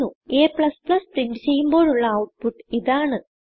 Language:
Malayalam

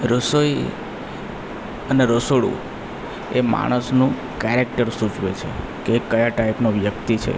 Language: Gujarati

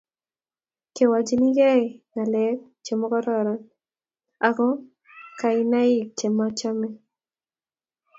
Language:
Kalenjin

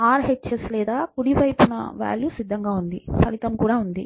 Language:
Telugu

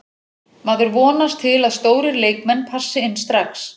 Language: Icelandic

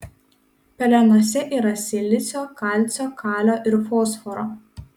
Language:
Lithuanian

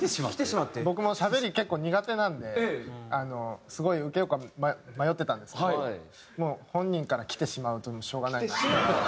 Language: Japanese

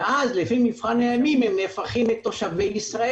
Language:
Hebrew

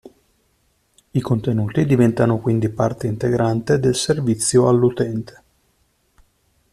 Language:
Italian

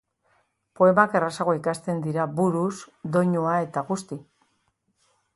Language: Basque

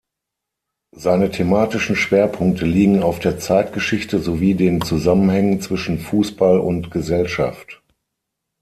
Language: German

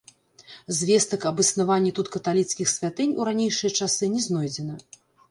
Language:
Belarusian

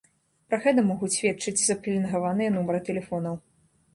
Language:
Belarusian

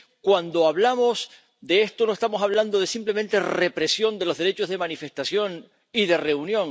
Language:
Spanish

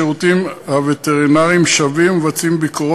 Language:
Hebrew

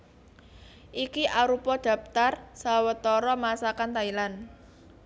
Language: Javanese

